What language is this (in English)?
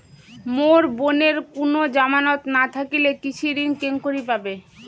Bangla